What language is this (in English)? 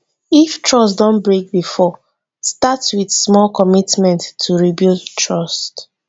Nigerian Pidgin